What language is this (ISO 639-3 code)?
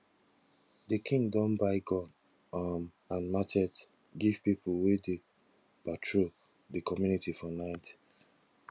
pcm